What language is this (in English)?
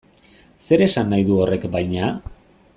Basque